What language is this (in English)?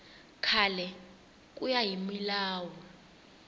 Tsonga